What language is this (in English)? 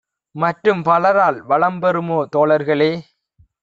Tamil